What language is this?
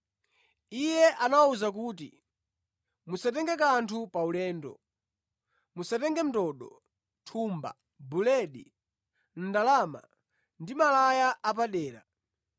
Nyanja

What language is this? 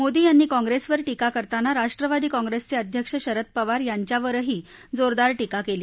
Marathi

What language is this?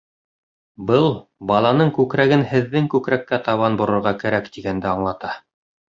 Bashkir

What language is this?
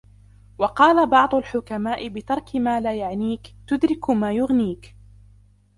Arabic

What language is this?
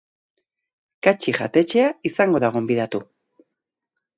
Basque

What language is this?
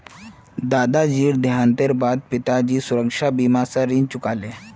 Magahi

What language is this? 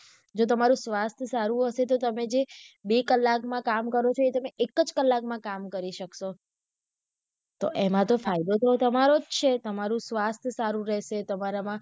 Gujarati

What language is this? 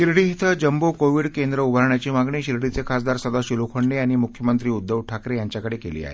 Marathi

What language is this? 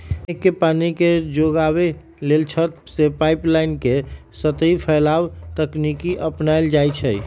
Magahi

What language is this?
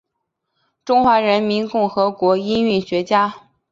Chinese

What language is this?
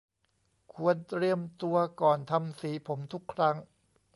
Thai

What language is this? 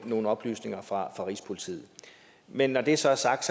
Danish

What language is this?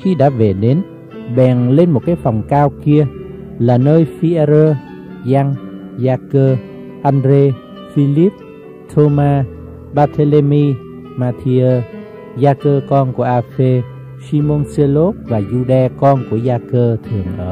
Vietnamese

